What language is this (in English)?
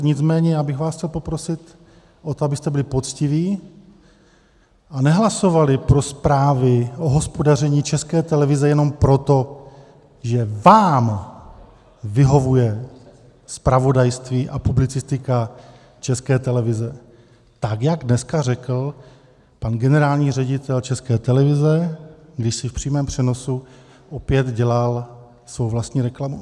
Czech